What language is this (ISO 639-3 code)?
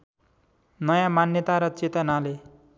nep